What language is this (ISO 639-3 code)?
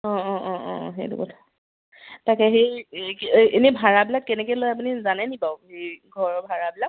asm